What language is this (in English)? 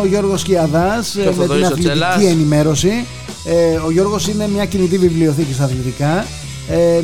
Greek